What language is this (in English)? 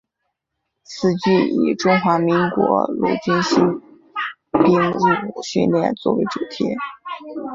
Chinese